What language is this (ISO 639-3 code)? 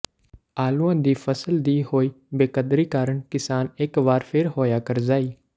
pan